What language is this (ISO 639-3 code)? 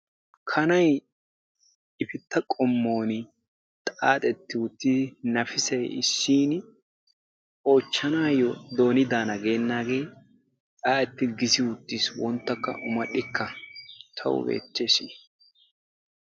wal